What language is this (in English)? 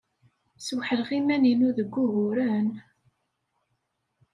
Kabyle